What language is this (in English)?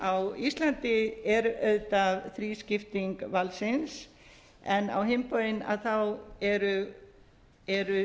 Icelandic